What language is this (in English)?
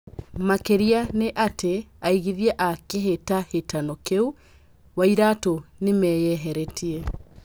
Kikuyu